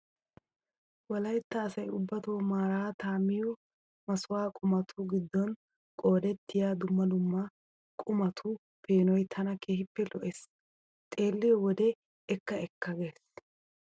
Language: Wolaytta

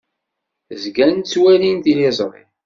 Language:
Kabyle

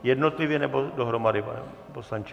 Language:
Czech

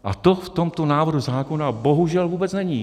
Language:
Czech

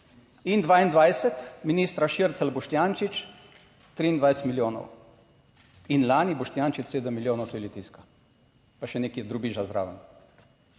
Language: Slovenian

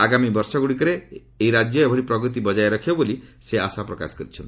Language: Odia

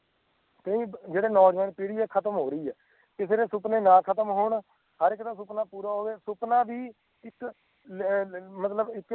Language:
Punjabi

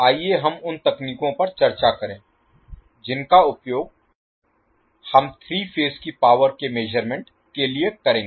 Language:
Hindi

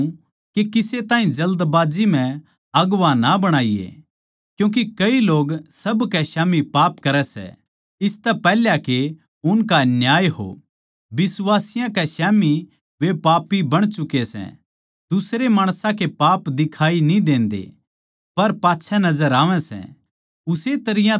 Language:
Haryanvi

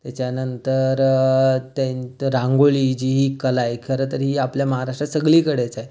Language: Marathi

